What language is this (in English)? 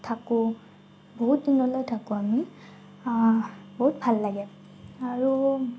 Assamese